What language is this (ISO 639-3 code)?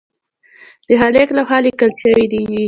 pus